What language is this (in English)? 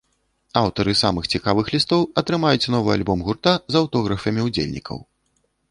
Belarusian